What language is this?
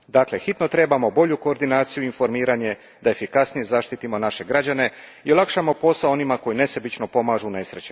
Croatian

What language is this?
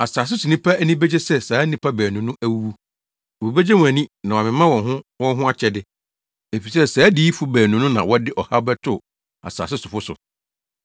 Akan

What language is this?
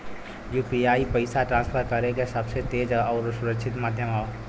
Bhojpuri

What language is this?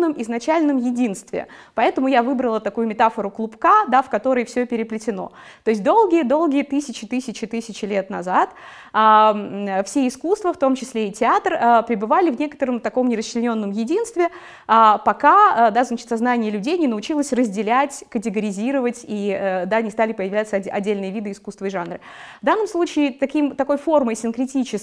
Russian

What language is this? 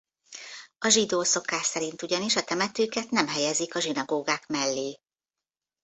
Hungarian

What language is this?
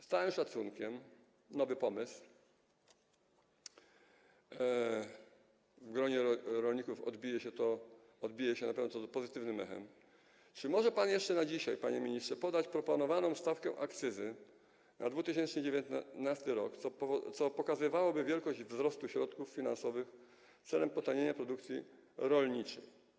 Polish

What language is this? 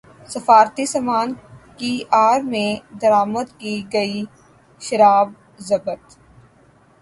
Urdu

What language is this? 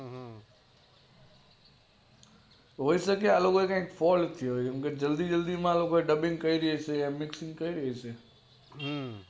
Gujarati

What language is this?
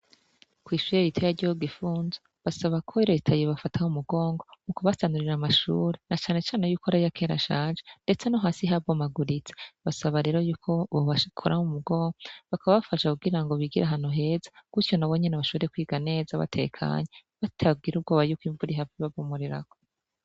Rundi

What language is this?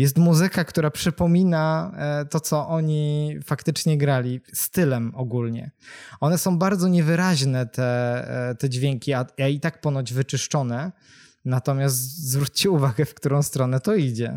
Polish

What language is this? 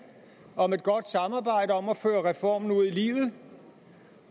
Danish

